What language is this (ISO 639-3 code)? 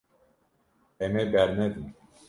kur